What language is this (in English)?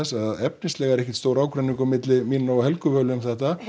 Icelandic